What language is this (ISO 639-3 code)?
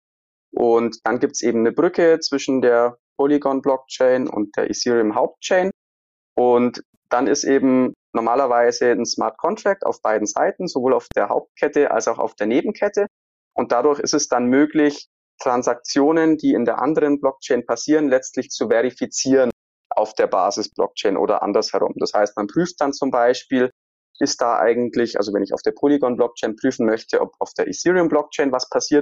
deu